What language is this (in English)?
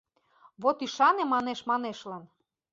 Mari